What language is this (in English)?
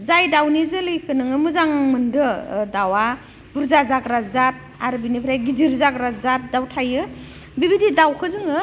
Bodo